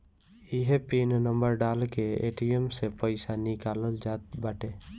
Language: Bhojpuri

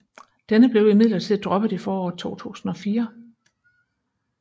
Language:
Danish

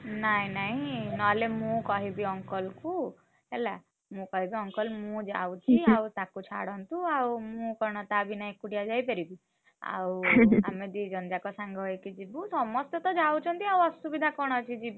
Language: Odia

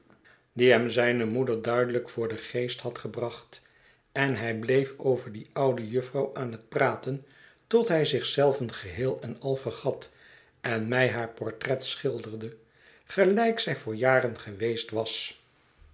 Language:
Dutch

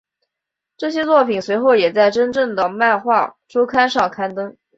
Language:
Chinese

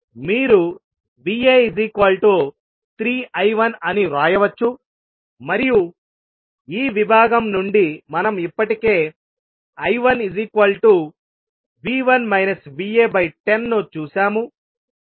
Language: Telugu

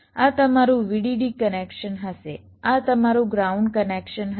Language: Gujarati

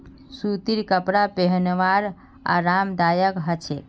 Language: Magahi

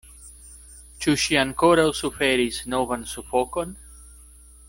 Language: Esperanto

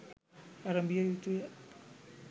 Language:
Sinhala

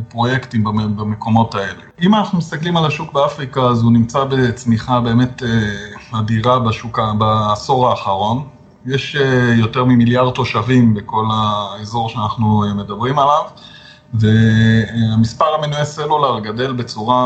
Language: Hebrew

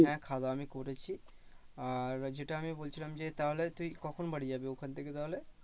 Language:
Bangla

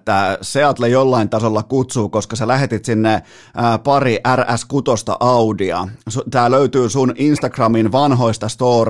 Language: Finnish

